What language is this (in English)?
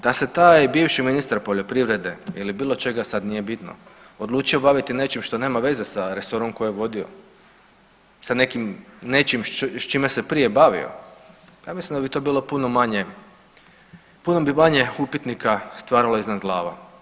Croatian